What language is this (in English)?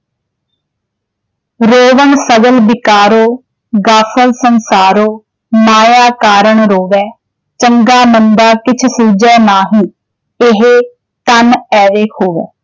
Punjabi